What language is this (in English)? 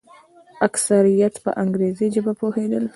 Pashto